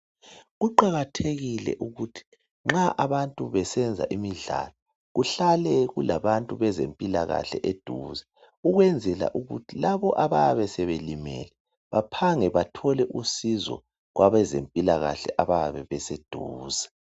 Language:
North Ndebele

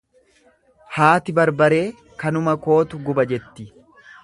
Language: Oromo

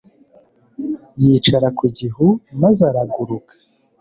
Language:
Kinyarwanda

